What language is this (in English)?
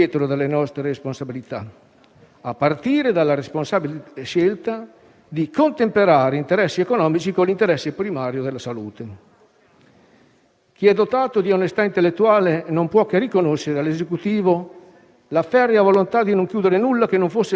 Italian